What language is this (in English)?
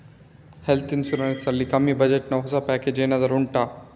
Kannada